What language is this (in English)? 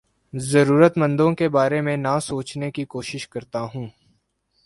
Urdu